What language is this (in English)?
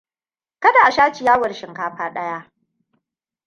Hausa